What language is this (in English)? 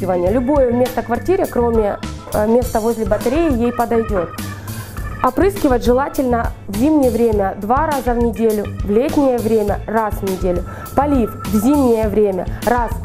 Russian